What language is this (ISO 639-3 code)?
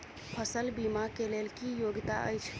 mai